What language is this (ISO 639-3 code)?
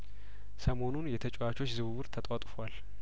amh